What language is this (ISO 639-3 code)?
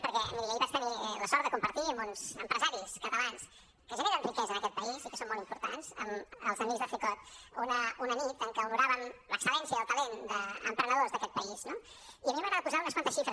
cat